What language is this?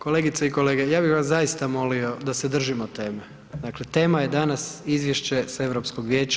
Croatian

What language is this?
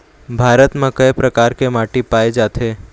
Chhattisgarhi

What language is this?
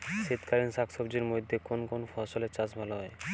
Bangla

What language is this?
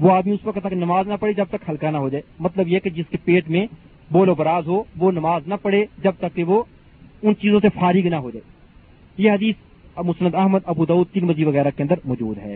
Urdu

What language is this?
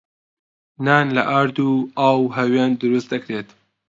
Central Kurdish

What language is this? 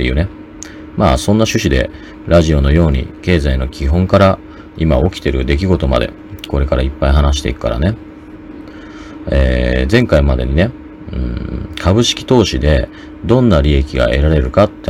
Japanese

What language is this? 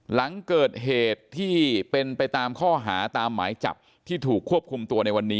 Thai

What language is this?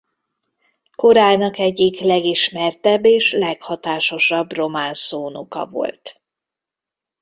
Hungarian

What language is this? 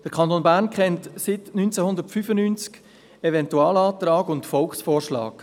Swiss German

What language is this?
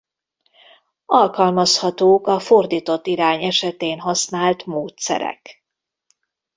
Hungarian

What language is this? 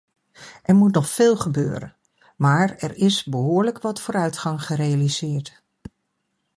Dutch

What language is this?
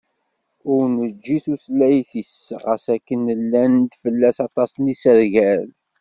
Kabyle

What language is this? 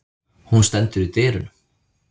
Icelandic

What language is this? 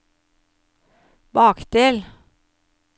Norwegian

